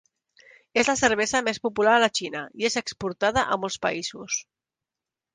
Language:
Catalan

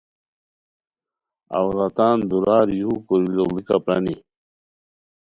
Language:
Khowar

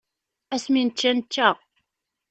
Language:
Kabyle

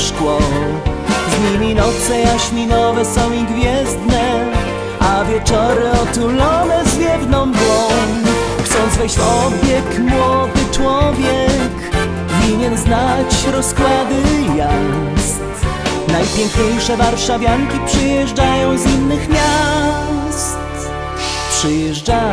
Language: Polish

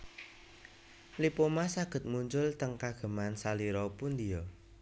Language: Javanese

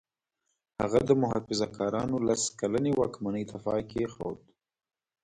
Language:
Pashto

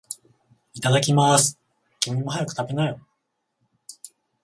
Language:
Japanese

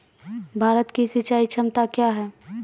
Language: Maithili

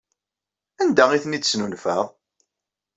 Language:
Kabyle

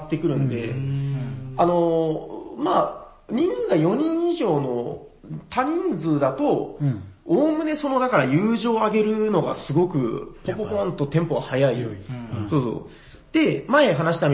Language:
Japanese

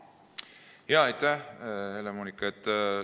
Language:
Estonian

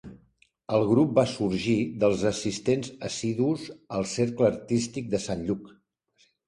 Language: Catalan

